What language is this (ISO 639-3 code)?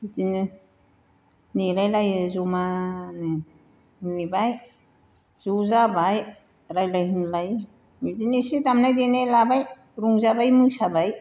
brx